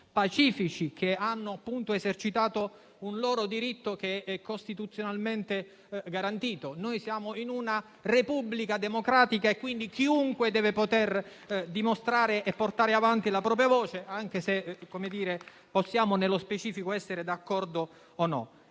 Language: Italian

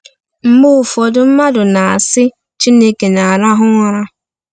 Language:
Igbo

